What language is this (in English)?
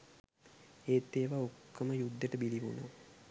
Sinhala